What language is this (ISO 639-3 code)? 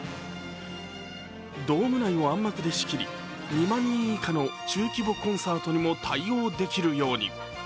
jpn